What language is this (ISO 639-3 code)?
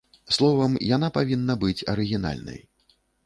bel